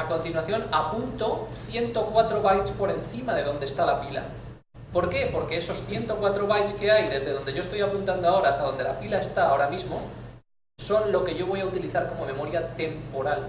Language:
Spanish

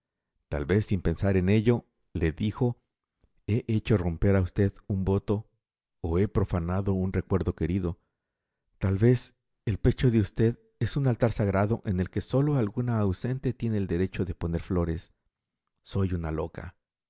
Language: Spanish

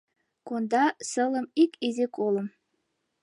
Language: Mari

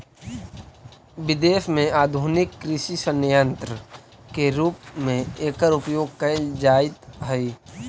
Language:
Magahi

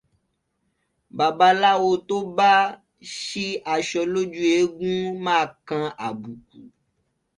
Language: Yoruba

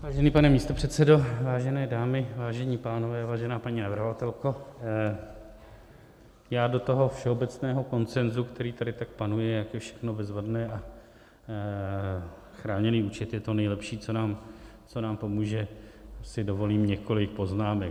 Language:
Czech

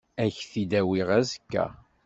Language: Kabyle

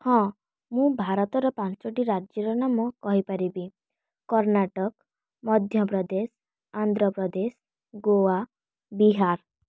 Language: Odia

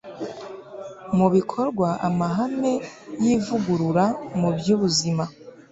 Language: Kinyarwanda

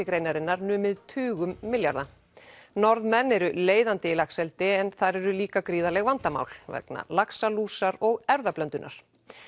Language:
Icelandic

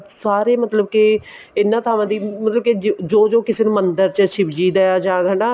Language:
Punjabi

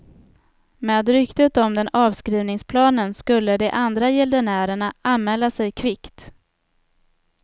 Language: Swedish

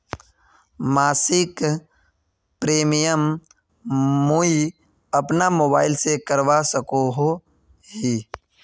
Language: Magahi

